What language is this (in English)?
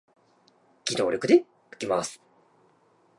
Japanese